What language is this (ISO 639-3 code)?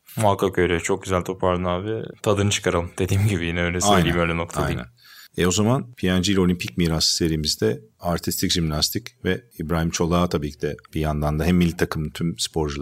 tur